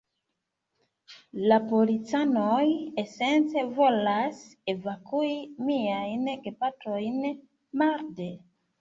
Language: Esperanto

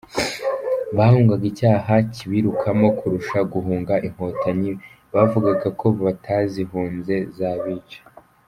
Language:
Kinyarwanda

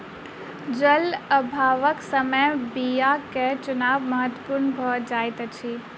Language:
Maithili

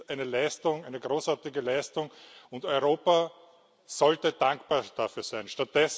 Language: German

